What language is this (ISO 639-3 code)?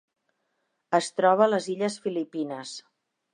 cat